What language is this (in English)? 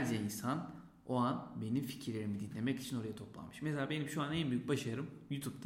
Turkish